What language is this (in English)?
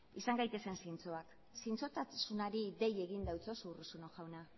Basque